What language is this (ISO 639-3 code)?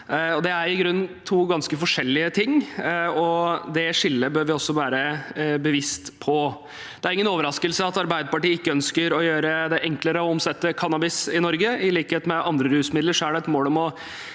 nor